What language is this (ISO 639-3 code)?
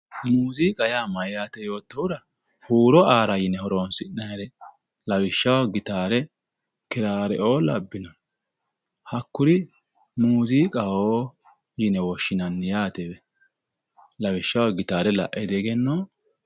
sid